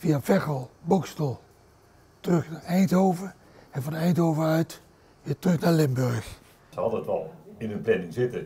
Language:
Dutch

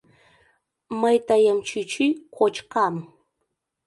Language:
Mari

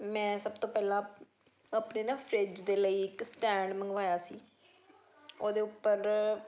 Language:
Punjabi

